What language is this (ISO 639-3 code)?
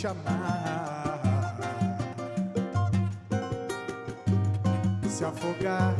por